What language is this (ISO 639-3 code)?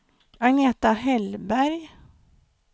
swe